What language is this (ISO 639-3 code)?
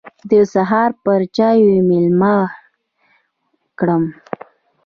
pus